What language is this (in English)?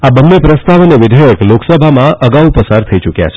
Gujarati